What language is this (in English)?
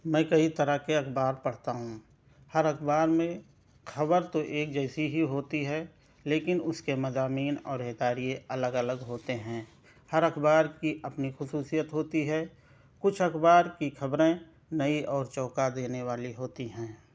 Urdu